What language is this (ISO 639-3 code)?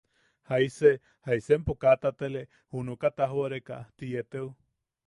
yaq